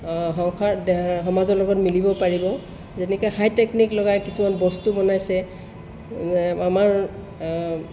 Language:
Assamese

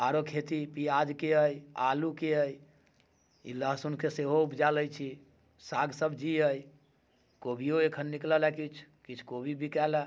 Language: Maithili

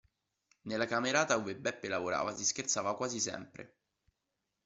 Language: Italian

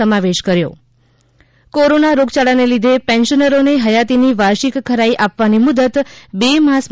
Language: Gujarati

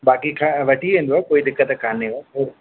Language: Sindhi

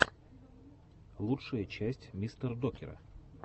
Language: Russian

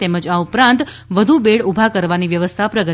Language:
Gujarati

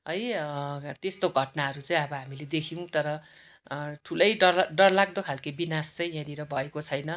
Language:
Nepali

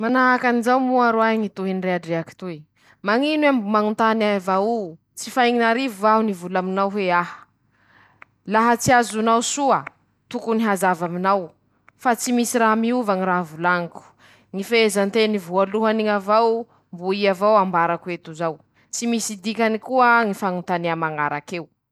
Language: Masikoro Malagasy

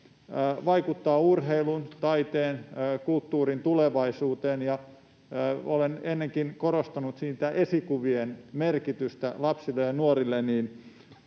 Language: Finnish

